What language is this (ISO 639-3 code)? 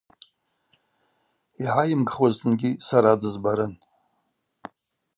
abq